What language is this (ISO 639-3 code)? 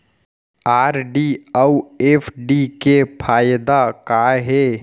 hne